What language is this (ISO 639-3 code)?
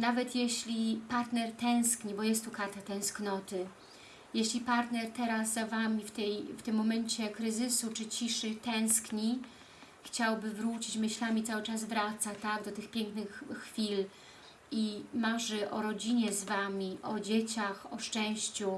pol